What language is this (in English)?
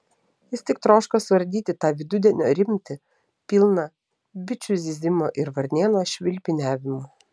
Lithuanian